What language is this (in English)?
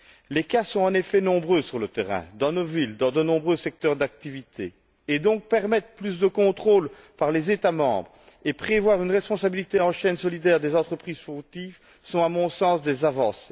French